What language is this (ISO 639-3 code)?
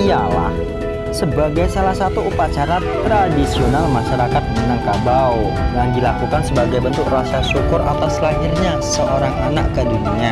ind